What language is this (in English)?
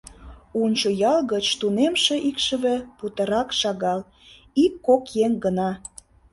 Mari